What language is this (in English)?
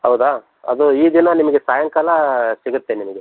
Kannada